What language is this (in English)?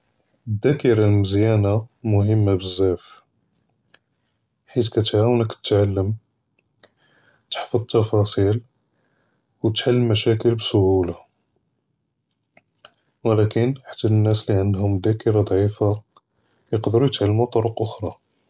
Judeo-Arabic